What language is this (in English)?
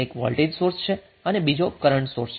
Gujarati